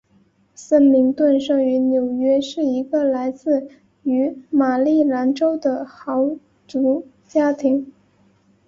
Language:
Chinese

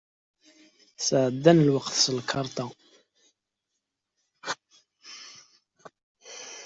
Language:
Kabyle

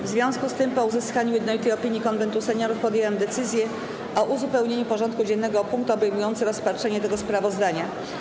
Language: Polish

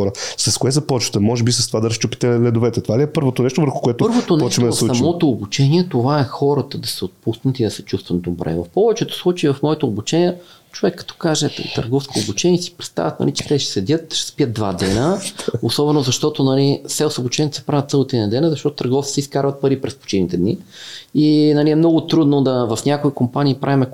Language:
Bulgarian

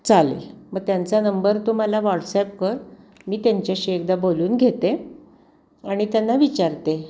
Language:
Marathi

